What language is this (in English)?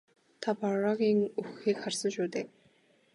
Mongolian